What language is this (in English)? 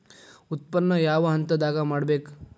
Kannada